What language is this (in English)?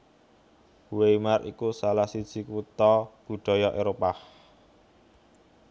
Javanese